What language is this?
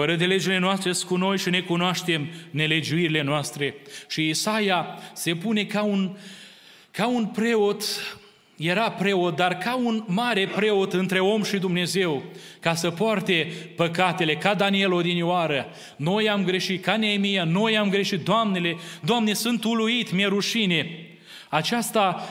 Romanian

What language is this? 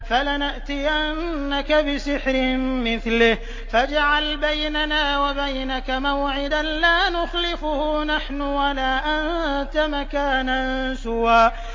Arabic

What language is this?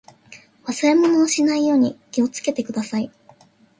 Japanese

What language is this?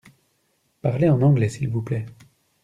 French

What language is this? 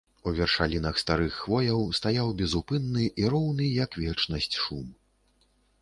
Belarusian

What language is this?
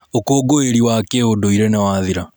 Kikuyu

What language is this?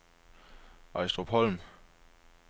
Danish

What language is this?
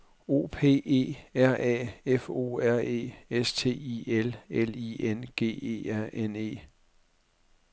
Danish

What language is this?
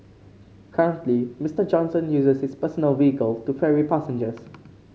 English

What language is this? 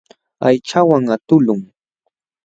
Jauja Wanca Quechua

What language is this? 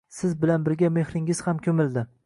Uzbek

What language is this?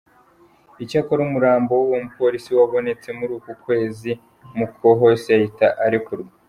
Kinyarwanda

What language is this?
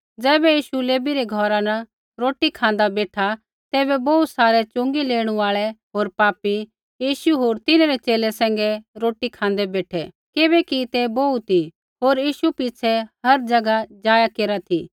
Kullu Pahari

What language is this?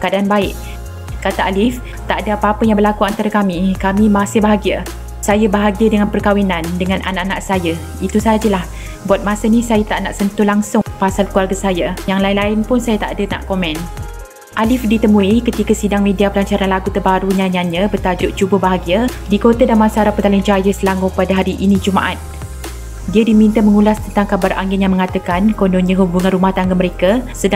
Malay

